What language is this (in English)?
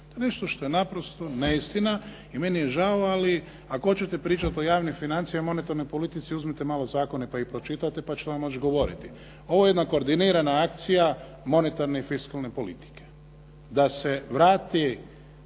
Croatian